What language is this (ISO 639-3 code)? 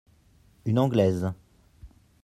fra